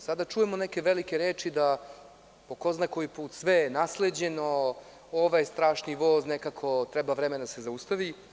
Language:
Serbian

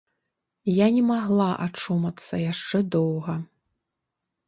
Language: Belarusian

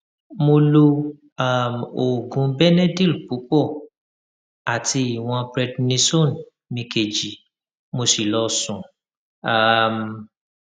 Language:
Yoruba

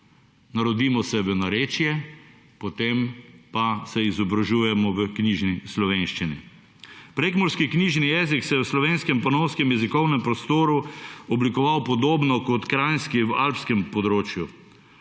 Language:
Slovenian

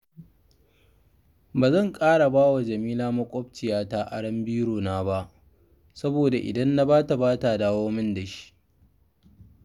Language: Hausa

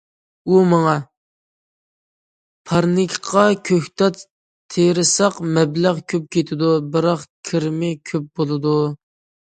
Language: Uyghur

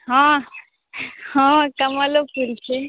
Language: Maithili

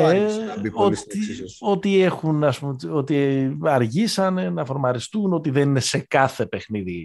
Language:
Greek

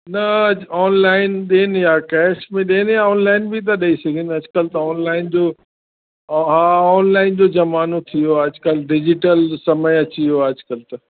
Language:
Sindhi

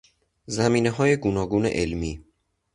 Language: Persian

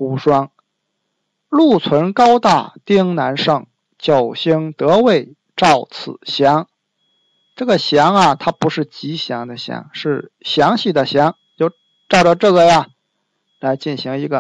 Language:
Chinese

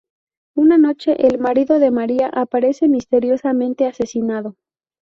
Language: Spanish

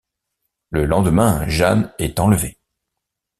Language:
French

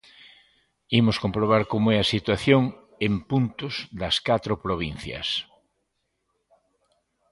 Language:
Galician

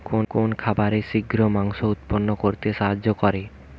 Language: Bangla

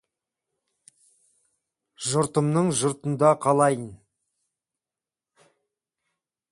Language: Kazakh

